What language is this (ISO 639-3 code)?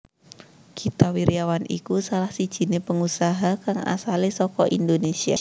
jav